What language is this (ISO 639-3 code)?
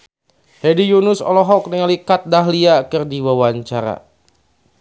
sun